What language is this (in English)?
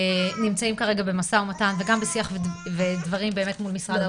Hebrew